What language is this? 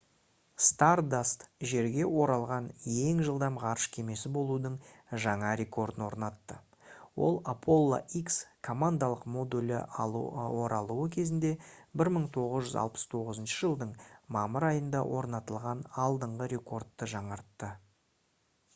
Kazakh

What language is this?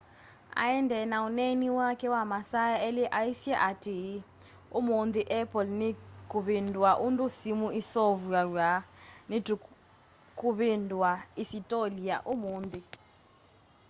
Kamba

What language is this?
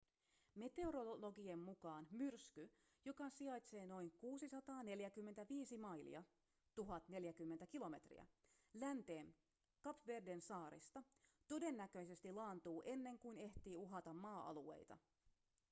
Finnish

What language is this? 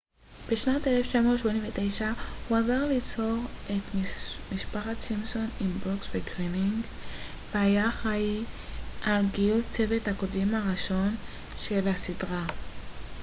Hebrew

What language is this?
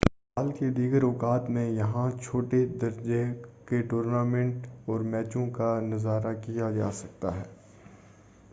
Urdu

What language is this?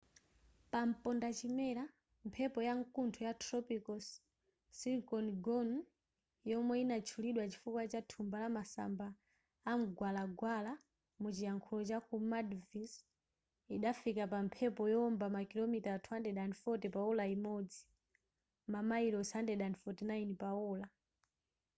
Nyanja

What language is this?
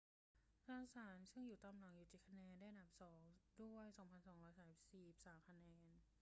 Thai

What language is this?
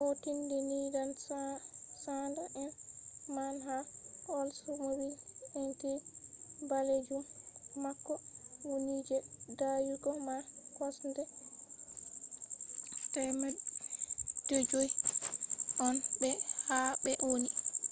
Fula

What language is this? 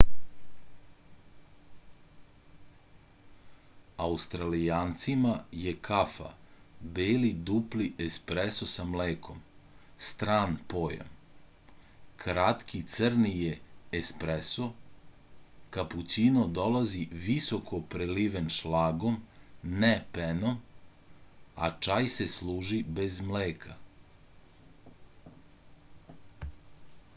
Serbian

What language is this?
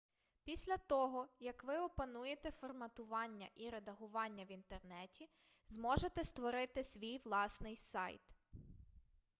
Ukrainian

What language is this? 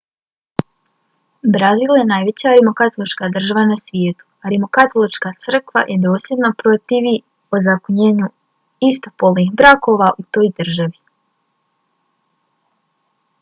Bosnian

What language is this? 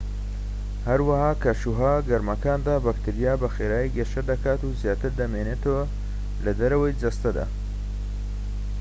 Central Kurdish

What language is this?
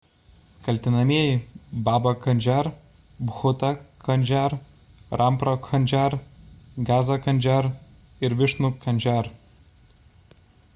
Lithuanian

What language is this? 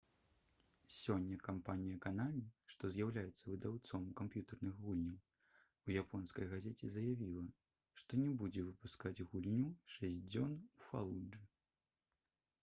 Belarusian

